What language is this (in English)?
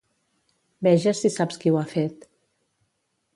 Catalan